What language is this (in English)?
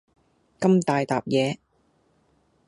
Cantonese